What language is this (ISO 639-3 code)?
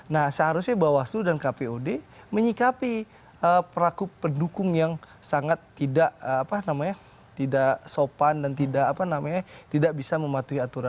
ind